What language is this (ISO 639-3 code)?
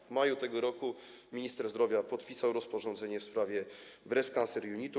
pol